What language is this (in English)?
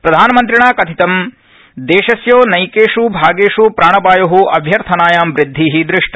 Sanskrit